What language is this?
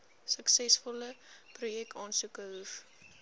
Afrikaans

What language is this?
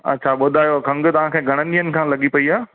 Sindhi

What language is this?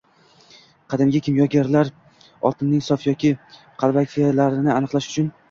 Uzbek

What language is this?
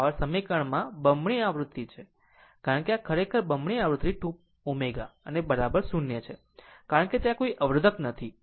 Gujarati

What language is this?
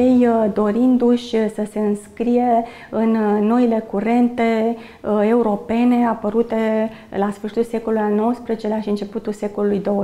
Romanian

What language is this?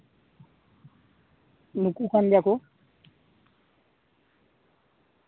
Santali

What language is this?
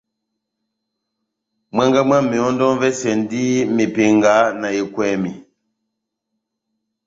Batanga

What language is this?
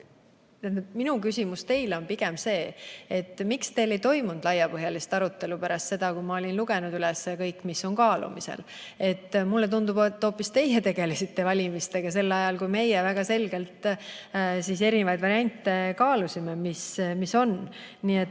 Estonian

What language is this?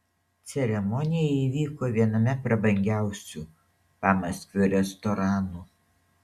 Lithuanian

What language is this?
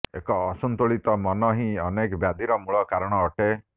Odia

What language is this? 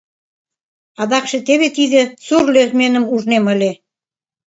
Mari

